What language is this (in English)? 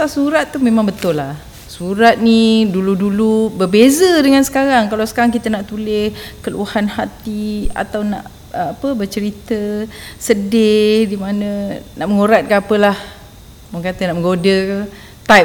Malay